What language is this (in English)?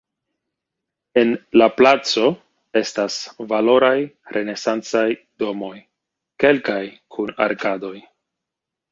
Esperanto